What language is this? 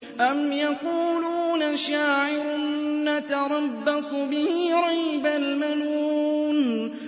Arabic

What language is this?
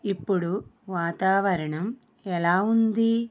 Telugu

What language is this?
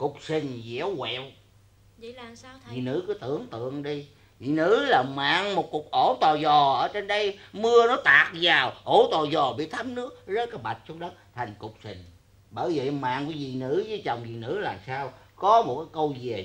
Vietnamese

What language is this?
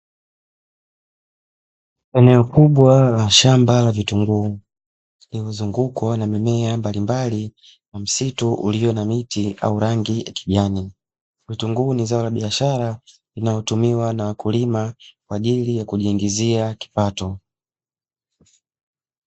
Swahili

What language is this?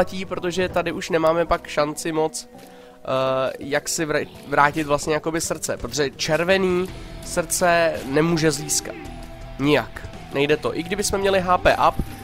Czech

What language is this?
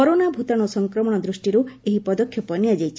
Odia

